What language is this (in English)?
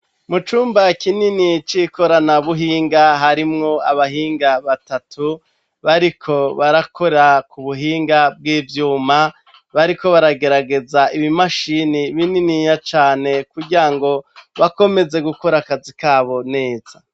Rundi